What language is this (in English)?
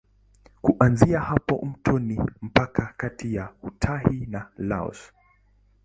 Swahili